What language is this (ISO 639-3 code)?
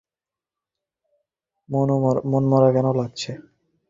ben